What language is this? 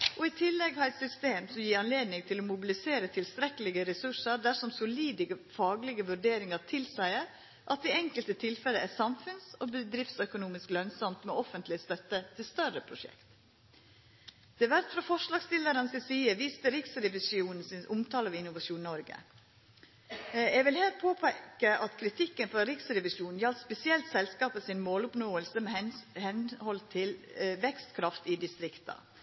Norwegian Nynorsk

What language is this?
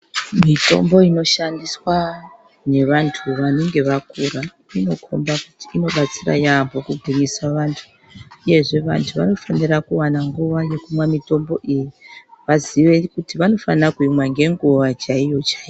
Ndau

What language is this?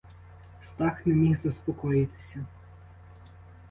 Ukrainian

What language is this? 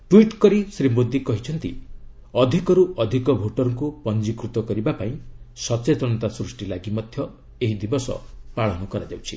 Odia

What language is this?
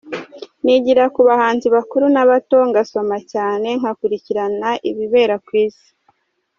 Kinyarwanda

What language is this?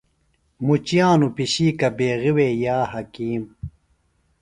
Phalura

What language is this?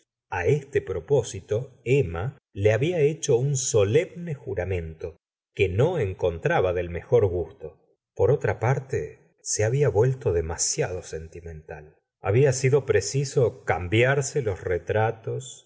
Spanish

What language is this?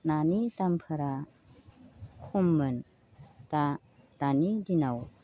Bodo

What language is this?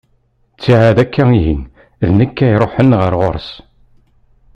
Kabyle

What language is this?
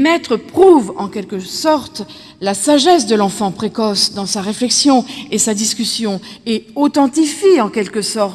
French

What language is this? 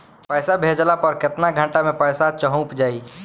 Bhojpuri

